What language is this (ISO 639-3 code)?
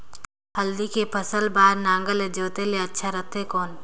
hne